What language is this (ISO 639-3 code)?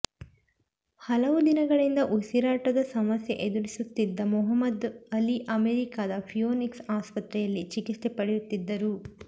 kan